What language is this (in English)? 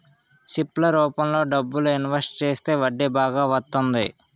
Telugu